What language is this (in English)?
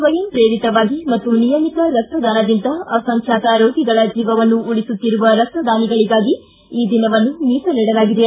Kannada